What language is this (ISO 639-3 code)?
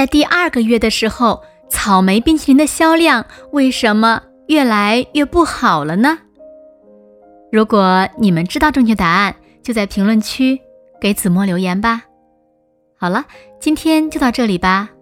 zho